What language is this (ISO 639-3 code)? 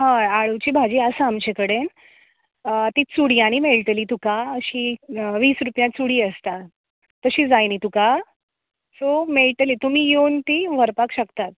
kok